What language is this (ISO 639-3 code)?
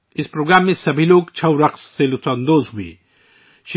urd